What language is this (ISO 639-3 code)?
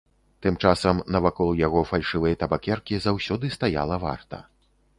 bel